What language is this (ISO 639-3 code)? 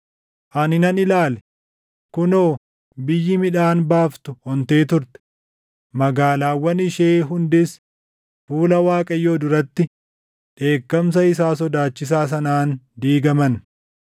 orm